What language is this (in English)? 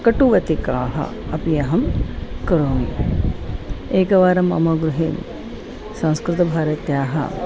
Sanskrit